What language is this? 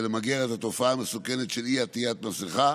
Hebrew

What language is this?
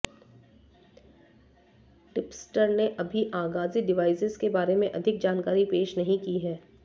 Hindi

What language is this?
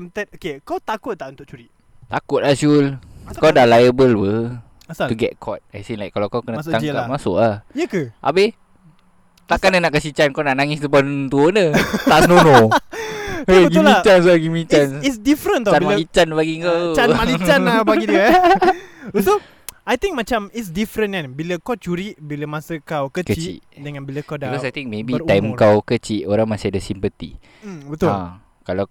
Malay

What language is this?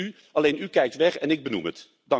Dutch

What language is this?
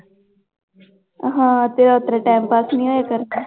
Punjabi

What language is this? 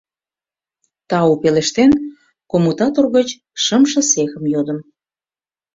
Mari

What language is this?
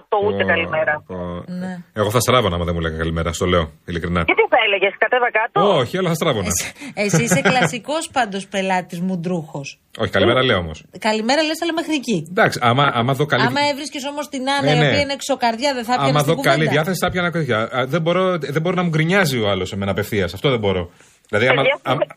Greek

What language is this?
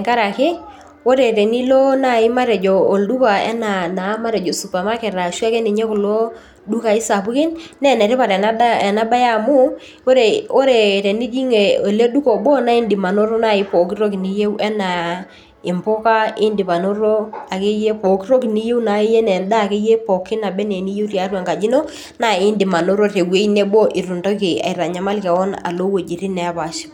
Masai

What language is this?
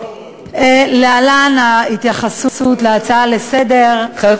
Hebrew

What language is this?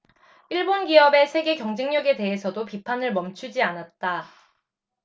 Korean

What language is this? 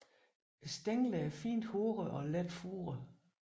Danish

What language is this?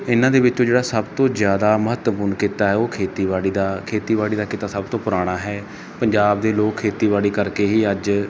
Punjabi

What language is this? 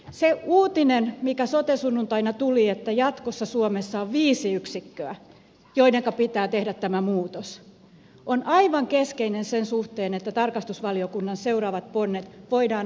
Finnish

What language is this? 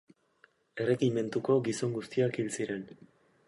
Basque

